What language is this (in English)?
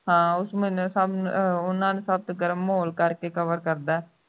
Punjabi